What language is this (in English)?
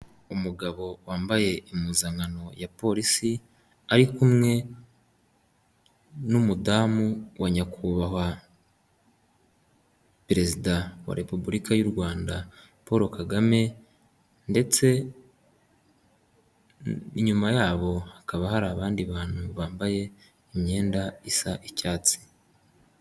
Kinyarwanda